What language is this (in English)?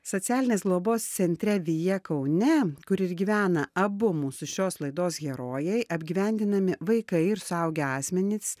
Lithuanian